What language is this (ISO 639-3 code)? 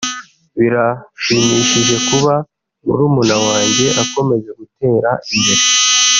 kin